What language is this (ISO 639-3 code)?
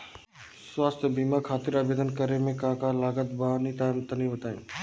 bho